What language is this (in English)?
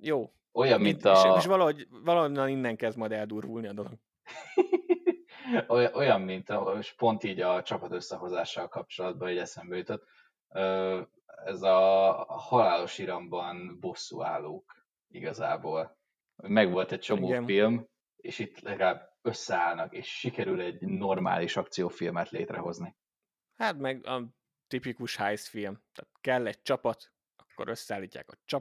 Hungarian